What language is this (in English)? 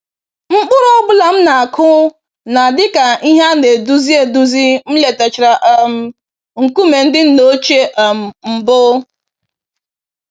Igbo